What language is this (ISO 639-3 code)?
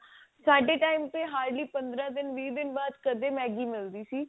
pan